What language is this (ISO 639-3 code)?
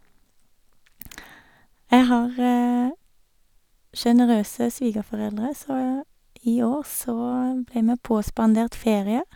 nor